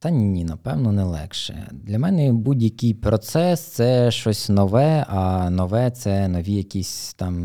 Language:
Ukrainian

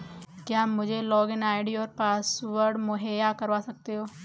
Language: Hindi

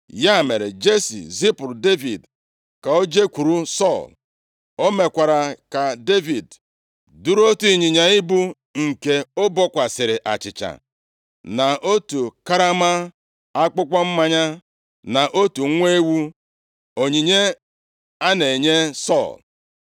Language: Igbo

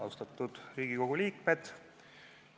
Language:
Estonian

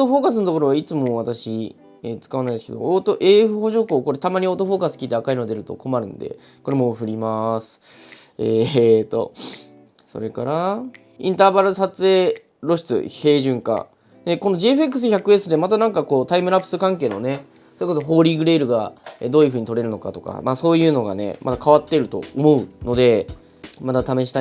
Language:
Japanese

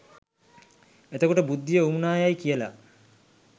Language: Sinhala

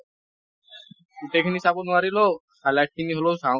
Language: Assamese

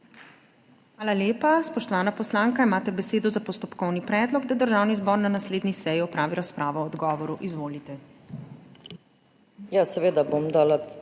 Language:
Slovenian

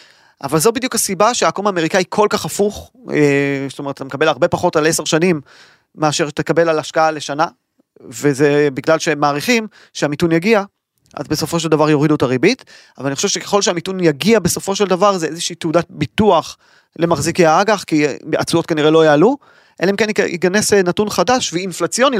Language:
Hebrew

